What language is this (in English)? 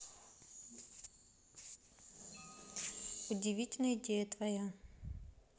Russian